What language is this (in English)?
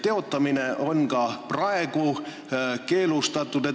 Estonian